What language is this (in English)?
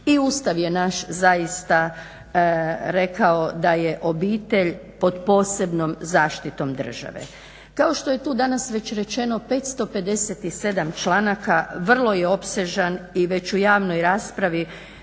Croatian